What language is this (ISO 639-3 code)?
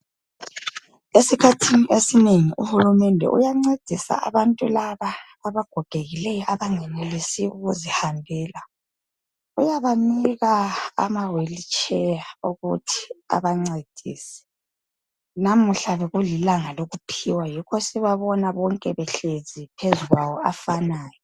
nde